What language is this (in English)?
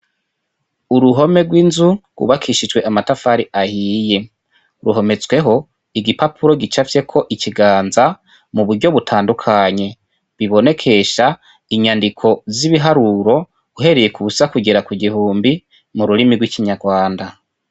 Rundi